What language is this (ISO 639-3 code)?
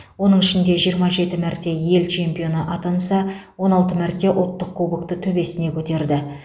kaz